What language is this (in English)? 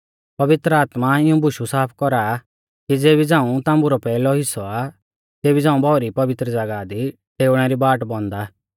Mahasu Pahari